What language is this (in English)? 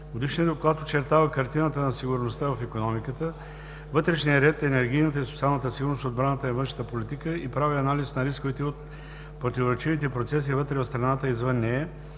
Bulgarian